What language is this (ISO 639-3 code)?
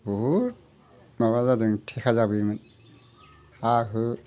brx